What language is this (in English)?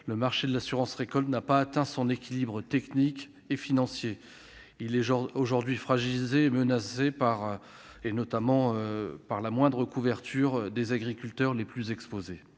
French